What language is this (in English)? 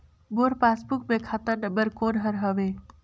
Chhattisgarhi